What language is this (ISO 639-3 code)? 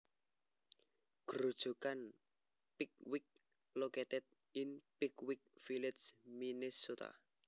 jav